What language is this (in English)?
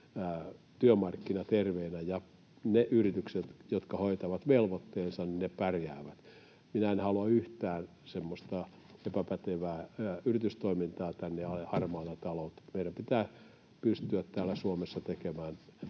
Finnish